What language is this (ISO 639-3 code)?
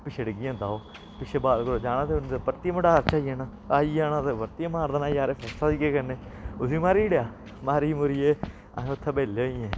doi